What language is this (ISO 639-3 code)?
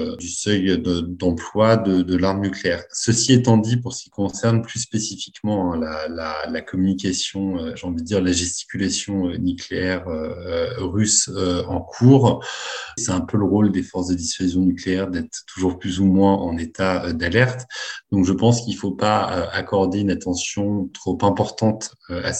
fra